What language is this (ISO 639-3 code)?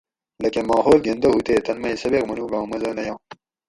gwc